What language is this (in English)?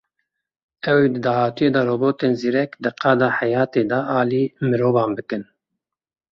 Kurdish